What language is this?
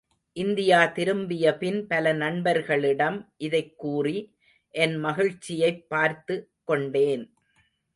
Tamil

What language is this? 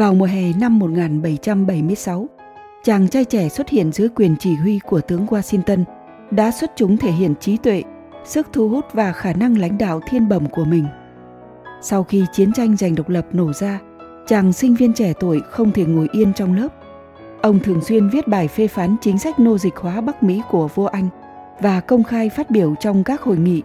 Vietnamese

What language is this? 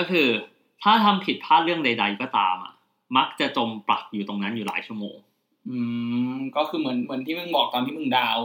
Thai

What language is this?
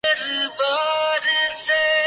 Urdu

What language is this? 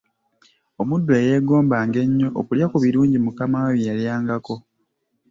Ganda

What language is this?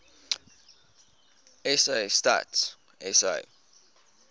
Afrikaans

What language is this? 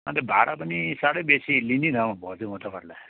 Nepali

